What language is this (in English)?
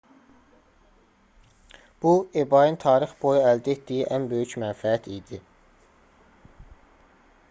Azerbaijani